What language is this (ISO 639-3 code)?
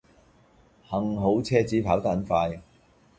yue